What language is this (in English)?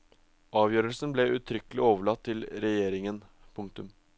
Norwegian